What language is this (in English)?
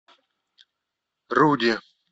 Russian